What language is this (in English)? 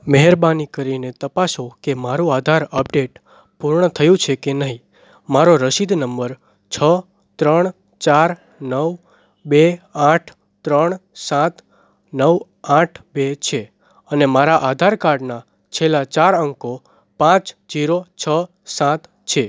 Gujarati